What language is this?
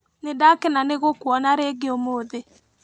Kikuyu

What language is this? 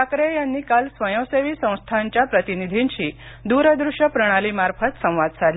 Marathi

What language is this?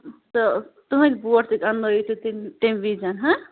Kashmiri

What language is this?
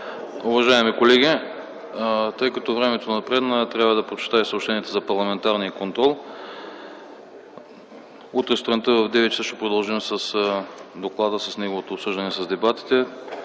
Bulgarian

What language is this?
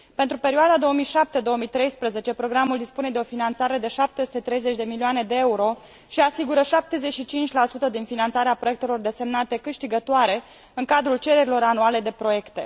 Romanian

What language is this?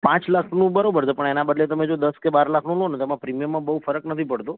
Gujarati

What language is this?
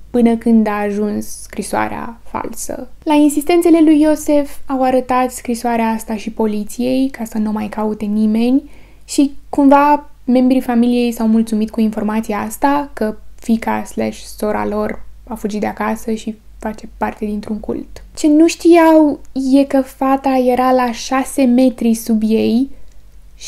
Romanian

